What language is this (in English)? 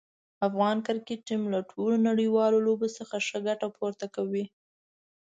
Pashto